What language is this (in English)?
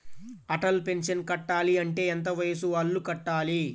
Telugu